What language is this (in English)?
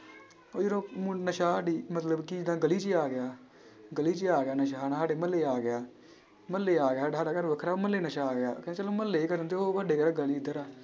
Punjabi